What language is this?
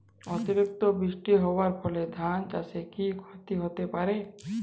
Bangla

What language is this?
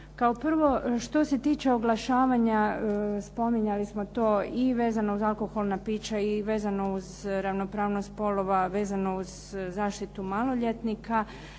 Croatian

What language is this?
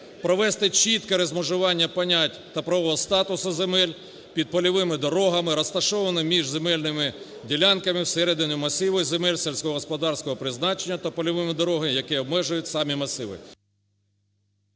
Ukrainian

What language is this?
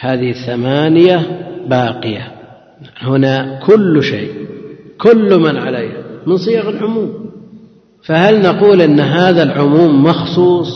Arabic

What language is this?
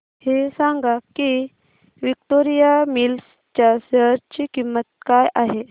Marathi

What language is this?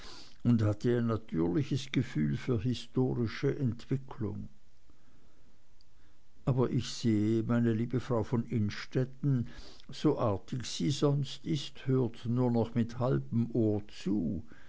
German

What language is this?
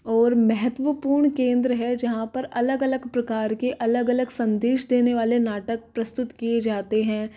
Hindi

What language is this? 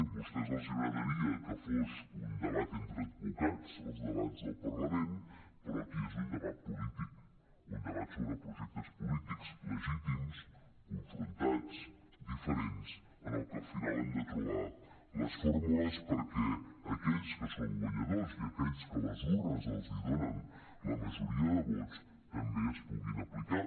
Catalan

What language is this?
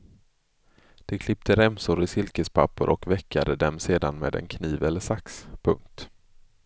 Swedish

